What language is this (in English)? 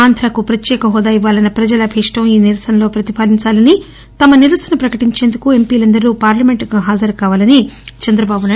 Telugu